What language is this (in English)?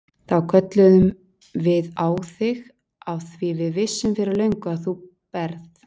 Icelandic